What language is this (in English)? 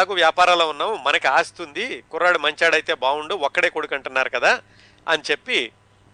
Telugu